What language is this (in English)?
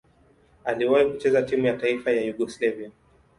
Swahili